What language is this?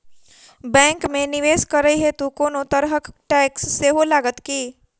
Maithili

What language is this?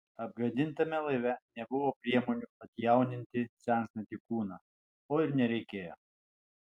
Lithuanian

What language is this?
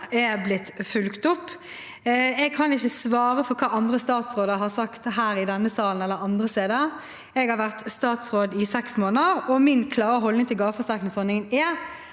Norwegian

